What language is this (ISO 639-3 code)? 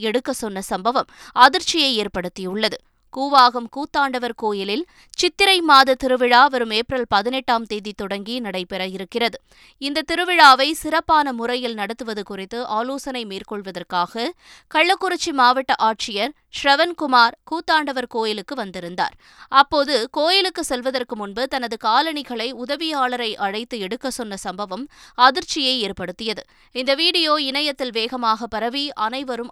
tam